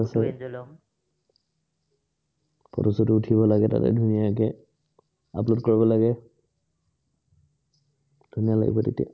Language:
Assamese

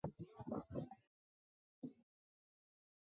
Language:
Chinese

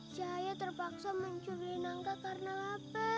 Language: Indonesian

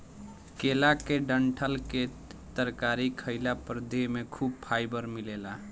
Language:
Bhojpuri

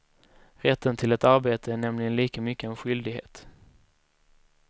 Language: Swedish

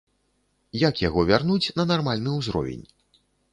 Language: Belarusian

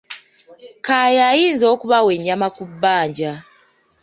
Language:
Ganda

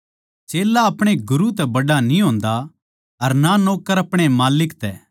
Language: Haryanvi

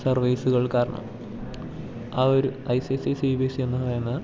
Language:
Malayalam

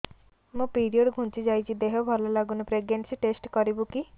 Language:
Odia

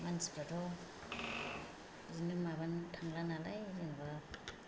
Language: Bodo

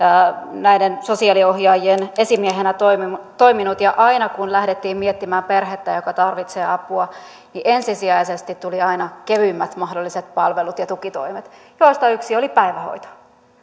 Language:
Finnish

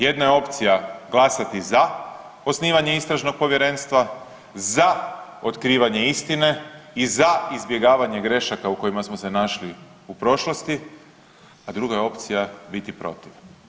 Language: Croatian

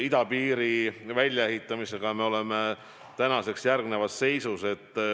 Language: Estonian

